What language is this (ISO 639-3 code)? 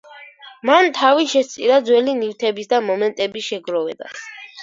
kat